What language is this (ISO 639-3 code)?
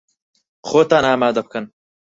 ckb